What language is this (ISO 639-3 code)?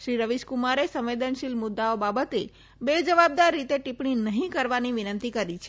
guj